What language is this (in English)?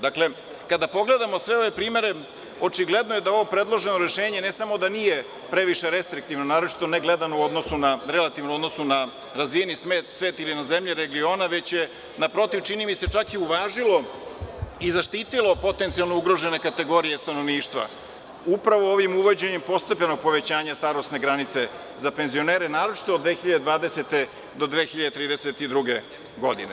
Serbian